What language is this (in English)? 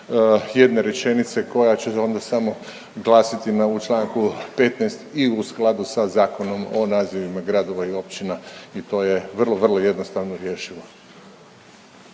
Croatian